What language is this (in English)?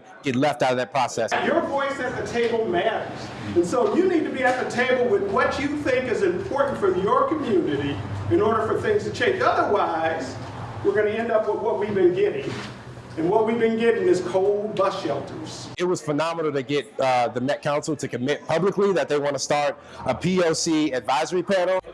English